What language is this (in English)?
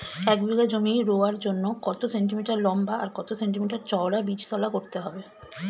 Bangla